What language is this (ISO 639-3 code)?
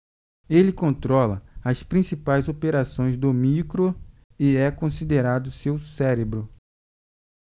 por